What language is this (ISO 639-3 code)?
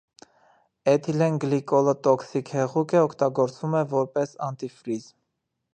hye